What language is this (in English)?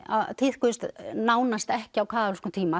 Icelandic